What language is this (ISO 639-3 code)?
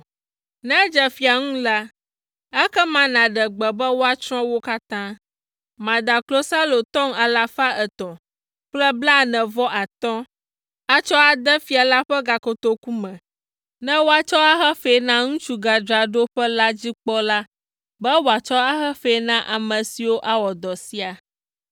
ewe